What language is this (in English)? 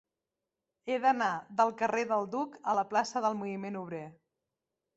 Catalan